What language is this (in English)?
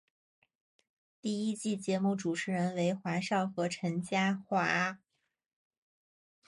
Chinese